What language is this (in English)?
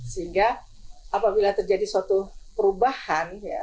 Indonesian